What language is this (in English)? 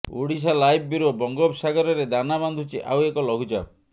Odia